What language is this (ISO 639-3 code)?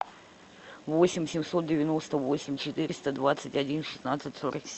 rus